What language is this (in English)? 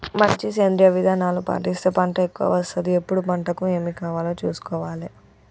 Telugu